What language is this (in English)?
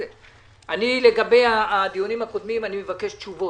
Hebrew